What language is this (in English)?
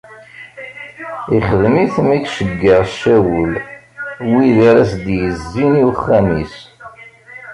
Kabyle